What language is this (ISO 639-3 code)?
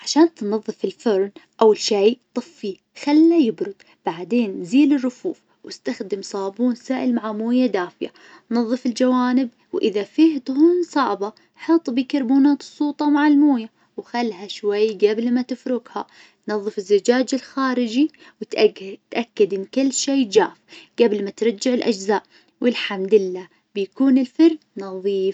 ars